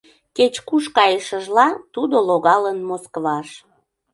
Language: Mari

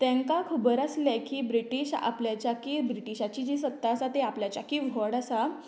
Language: Konkani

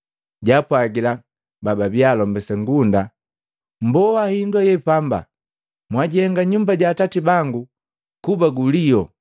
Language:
Matengo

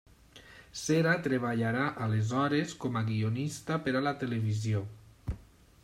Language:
Catalan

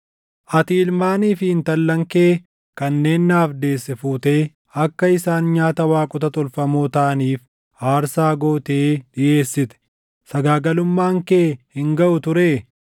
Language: Oromo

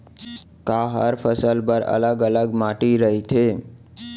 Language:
Chhattisgarhi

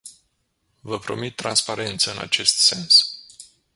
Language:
Romanian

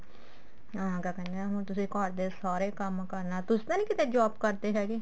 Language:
Punjabi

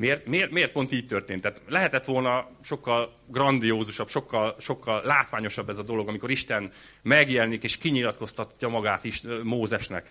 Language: Hungarian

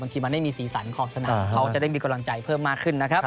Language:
Thai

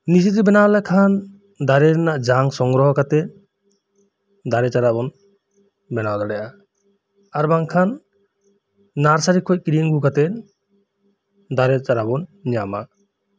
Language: Santali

